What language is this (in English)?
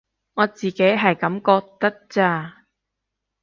Cantonese